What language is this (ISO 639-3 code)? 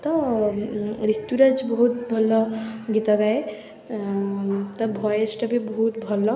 ori